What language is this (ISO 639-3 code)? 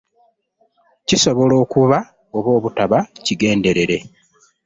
lug